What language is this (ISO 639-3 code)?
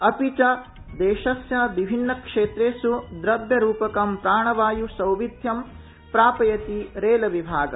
san